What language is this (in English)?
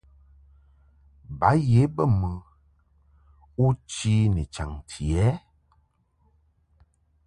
Mungaka